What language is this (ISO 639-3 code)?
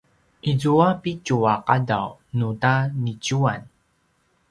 pwn